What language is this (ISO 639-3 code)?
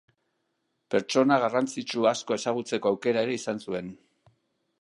eus